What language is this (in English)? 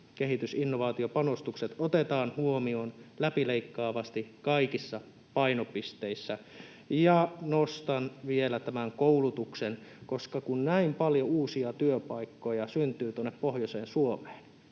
Finnish